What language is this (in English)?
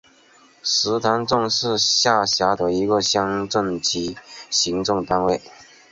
Chinese